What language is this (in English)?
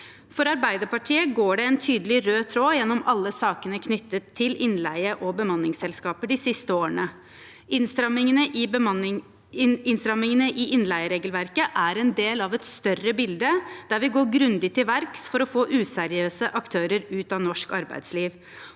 Norwegian